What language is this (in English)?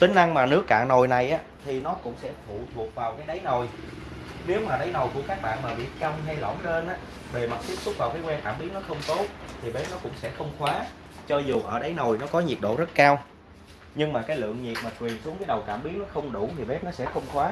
Vietnamese